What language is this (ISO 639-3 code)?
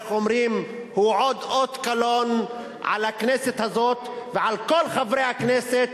heb